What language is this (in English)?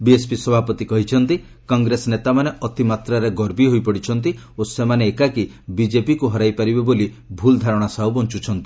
Odia